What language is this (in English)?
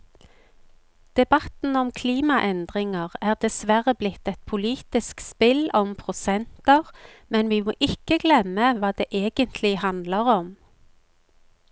Norwegian